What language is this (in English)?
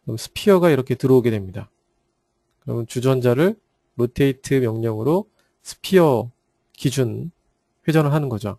Korean